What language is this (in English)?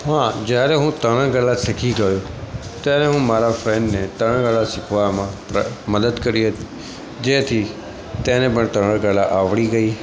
Gujarati